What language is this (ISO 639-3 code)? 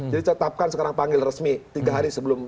ind